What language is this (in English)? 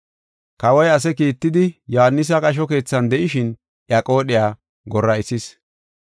Gofa